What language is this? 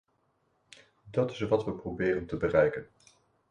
Dutch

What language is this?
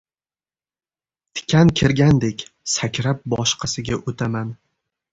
Uzbek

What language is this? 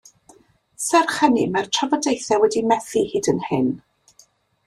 Welsh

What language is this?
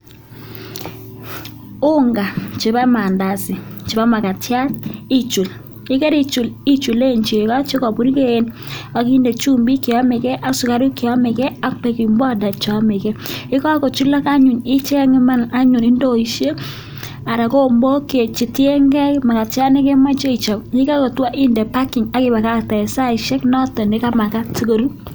Kalenjin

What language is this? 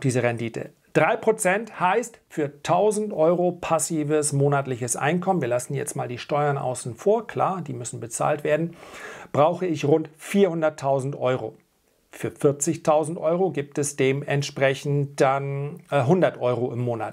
German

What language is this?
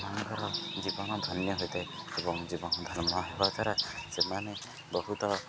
Odia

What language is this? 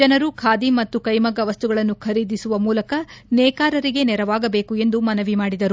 Kannada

